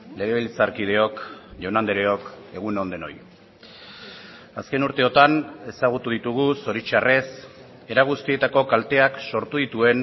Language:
Basque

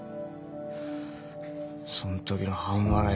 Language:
Japanese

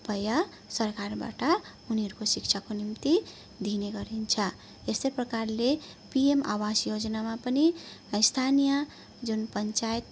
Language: Nepali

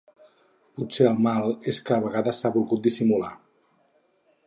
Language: Catalan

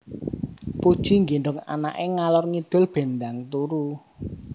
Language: Javanese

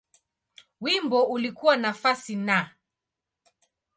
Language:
Swahili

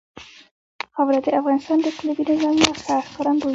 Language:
Pashto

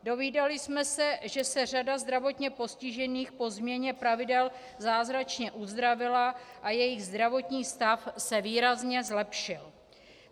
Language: Czech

